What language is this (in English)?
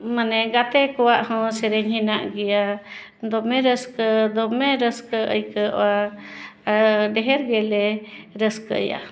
Santali